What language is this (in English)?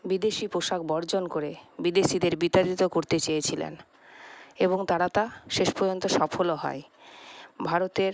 Bangla